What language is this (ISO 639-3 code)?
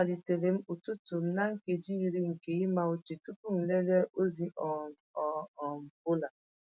ibo